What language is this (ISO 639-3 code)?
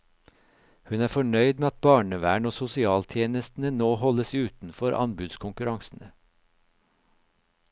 nor